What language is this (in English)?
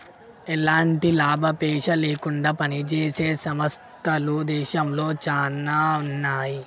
Telugu